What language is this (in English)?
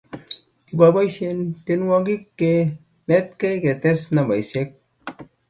Kalenjin